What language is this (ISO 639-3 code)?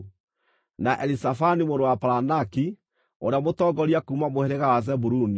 kik